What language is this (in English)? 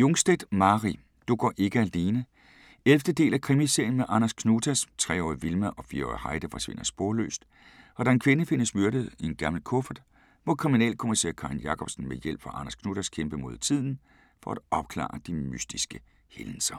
Danish